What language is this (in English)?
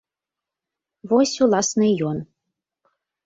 Belarusian